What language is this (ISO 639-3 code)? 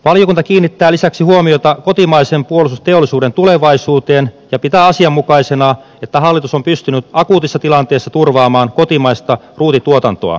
fin